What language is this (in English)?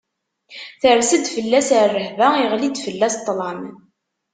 Kabyle